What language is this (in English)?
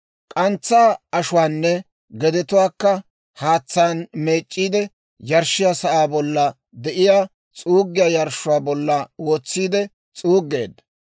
Dawro